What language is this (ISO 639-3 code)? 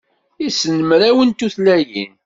kab